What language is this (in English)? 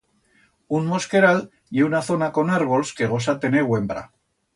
Aragonese